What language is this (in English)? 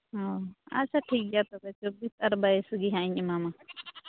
Santali